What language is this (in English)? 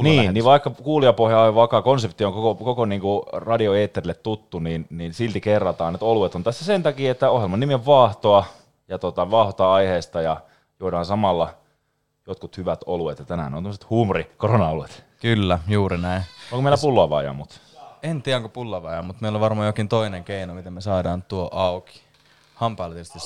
Finnish